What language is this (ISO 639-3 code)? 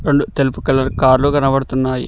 tel